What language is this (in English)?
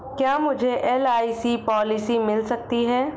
Hindi